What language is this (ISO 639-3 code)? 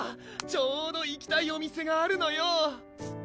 jpn